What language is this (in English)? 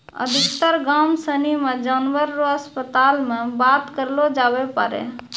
Maithili